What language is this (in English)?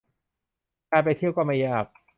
Thai